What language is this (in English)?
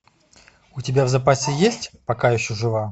Russian